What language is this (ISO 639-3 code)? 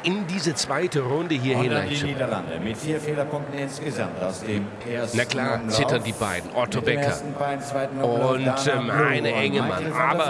deu